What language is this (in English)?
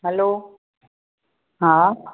Sindhi